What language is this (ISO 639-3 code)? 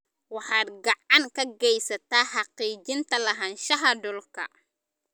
som